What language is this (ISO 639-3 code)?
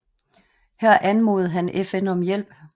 dan